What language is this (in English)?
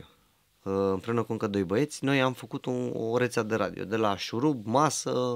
Romanian